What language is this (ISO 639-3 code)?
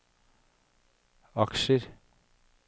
nor